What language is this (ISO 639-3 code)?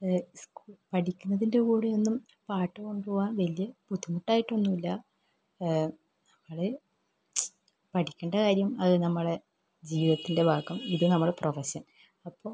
mal